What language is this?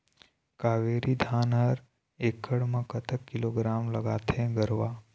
Chhattisgarhi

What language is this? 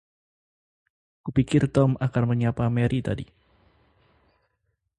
Indonesian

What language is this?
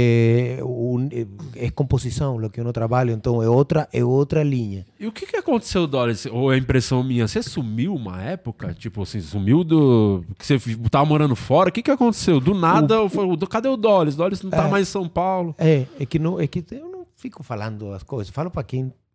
Portuguese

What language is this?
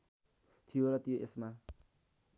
Nepali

